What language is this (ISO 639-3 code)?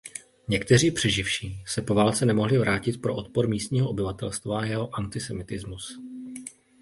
ces